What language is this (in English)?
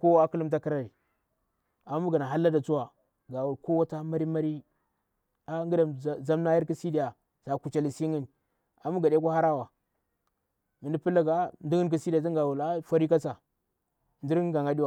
Bura-Pabir